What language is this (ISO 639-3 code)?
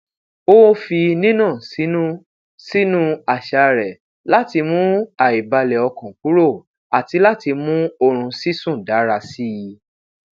yor